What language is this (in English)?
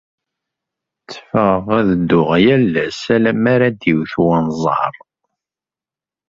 Kabyle